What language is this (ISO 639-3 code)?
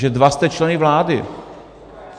ces